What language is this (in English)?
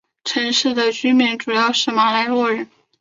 Chinese